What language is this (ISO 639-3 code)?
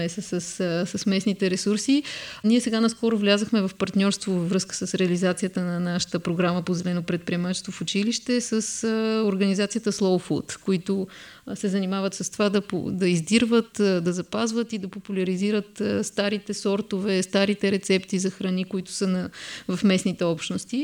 bul